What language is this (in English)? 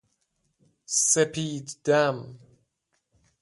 Persian